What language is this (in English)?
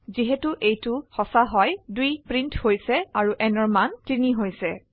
Assamese